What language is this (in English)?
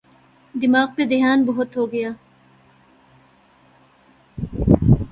Urdu